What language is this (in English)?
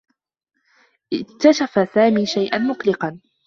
Arabic